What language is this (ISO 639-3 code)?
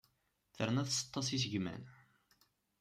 kab